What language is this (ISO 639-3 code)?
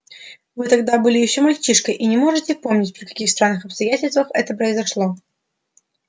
rus